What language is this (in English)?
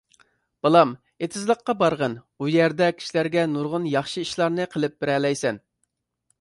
Uyghur